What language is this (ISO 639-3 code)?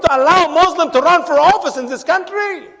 eng